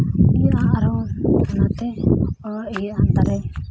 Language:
Santali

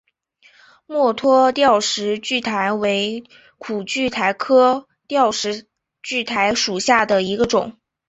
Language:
Chinese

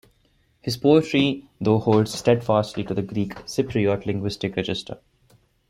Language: English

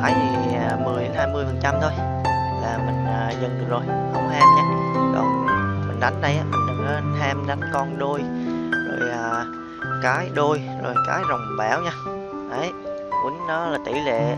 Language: Vietnamese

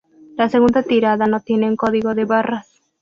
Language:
Spanish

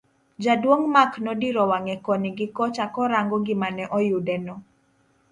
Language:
Luo (Kenya and Tanzania)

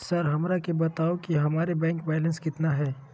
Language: Magahi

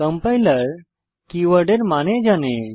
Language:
Bangla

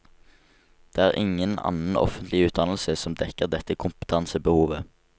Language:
Norwegian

